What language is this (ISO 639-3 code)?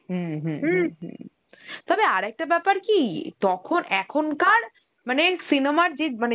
ben